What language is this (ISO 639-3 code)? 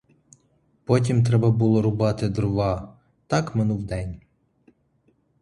ukr